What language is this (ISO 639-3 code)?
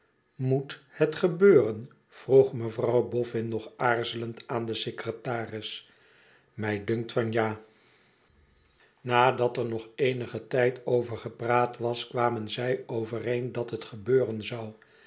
nld